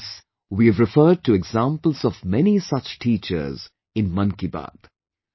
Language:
English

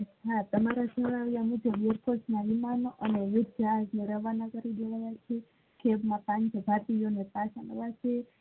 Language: Gujarati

